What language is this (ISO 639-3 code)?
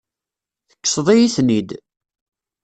kab